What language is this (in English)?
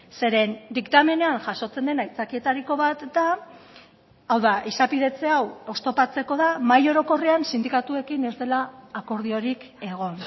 Basque